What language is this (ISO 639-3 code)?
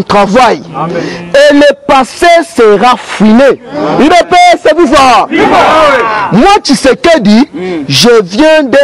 fra